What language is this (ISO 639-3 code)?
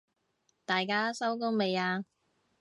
yue